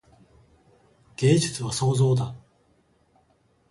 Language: Japanese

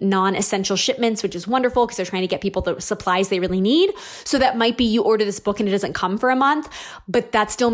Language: English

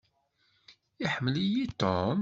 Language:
Kabyle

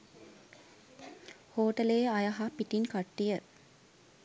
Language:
Sinhala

